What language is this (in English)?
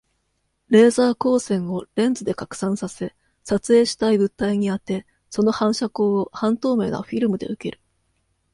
Japanese